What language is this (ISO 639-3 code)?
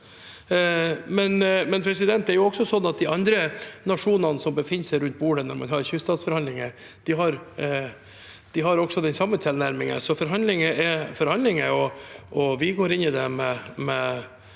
nor